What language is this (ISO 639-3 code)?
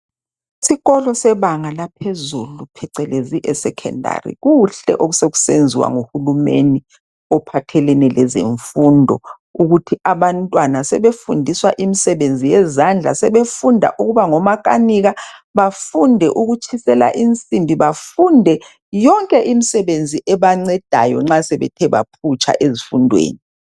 nde